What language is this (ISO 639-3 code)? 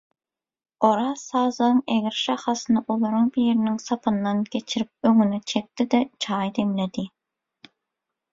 tuk